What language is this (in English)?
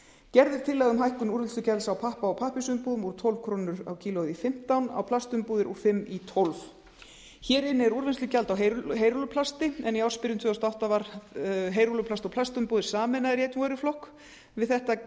Icelandic